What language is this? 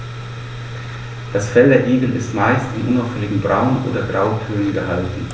German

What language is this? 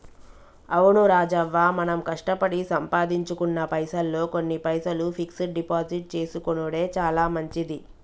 Telugu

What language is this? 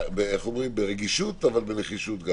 Hebrew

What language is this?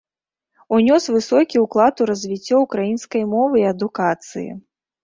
Belarusian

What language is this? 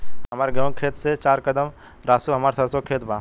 Bhojpuri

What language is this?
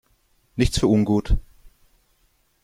German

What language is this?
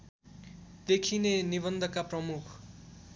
Nepali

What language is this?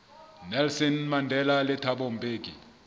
Southern Sotho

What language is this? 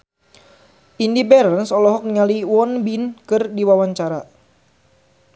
Sundanese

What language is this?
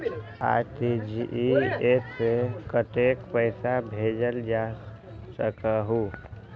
Magahi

